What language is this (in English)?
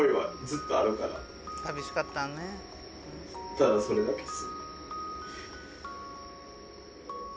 Japanese